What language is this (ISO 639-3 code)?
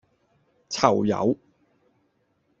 yue